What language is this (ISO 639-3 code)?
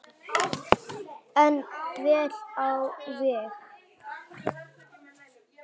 isl